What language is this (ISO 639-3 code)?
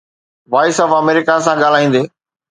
snd